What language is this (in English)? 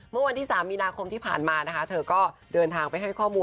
Thai